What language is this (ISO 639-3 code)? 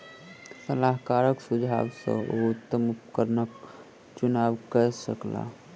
mai